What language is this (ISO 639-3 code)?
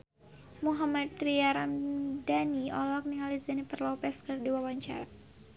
sun